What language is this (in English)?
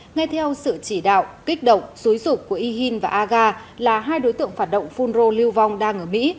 Vietnamese